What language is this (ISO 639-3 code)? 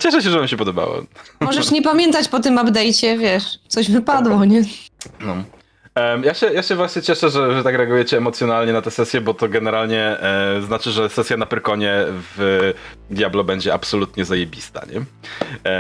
pol